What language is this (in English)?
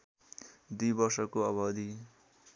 Nepali